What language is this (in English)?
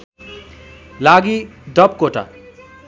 Nepali